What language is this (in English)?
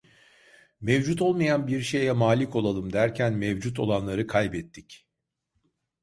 Turkish